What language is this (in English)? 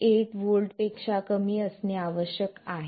Marathi